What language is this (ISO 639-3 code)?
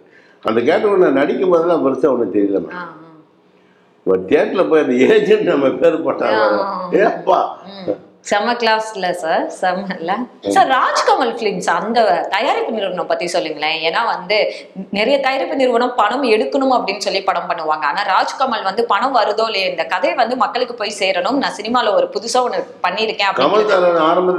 tam